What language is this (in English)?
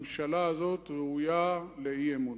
Hebrew